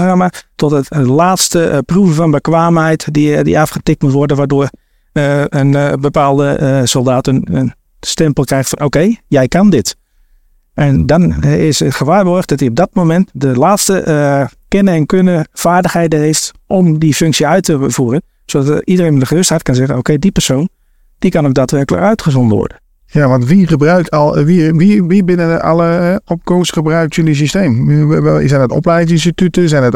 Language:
Dutch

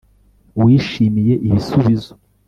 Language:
Kinyarwanda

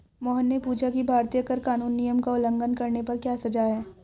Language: Hindi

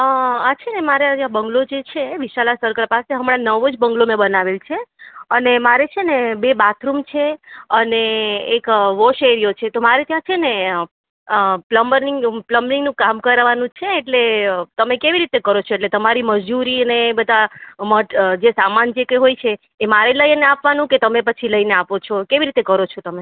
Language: Gujarati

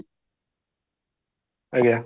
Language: Odia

